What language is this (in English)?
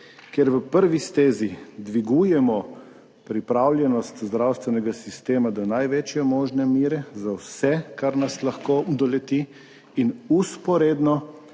Slovenian